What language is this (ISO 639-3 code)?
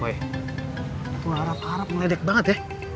ind